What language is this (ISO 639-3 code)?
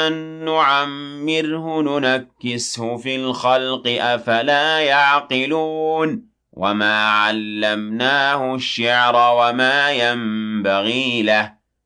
ara